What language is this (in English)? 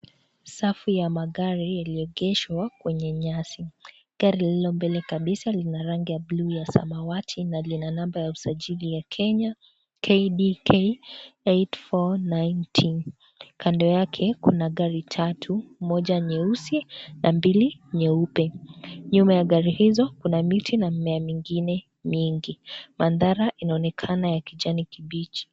Swahili